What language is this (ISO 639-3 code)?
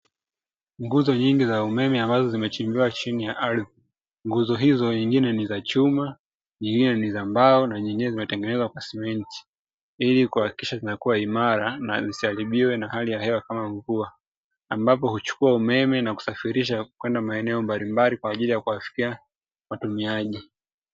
swa